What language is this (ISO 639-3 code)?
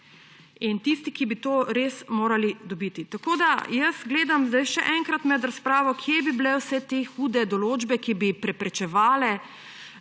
slv